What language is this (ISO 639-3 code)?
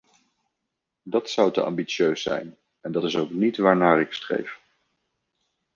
nld